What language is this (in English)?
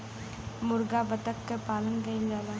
Bhojpuri